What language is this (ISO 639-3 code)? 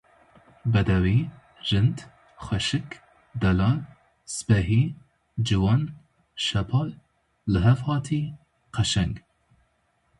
kur